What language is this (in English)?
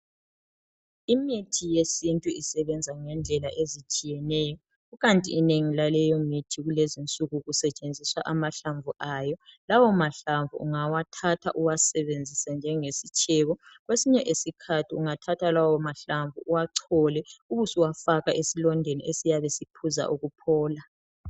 North Ndebele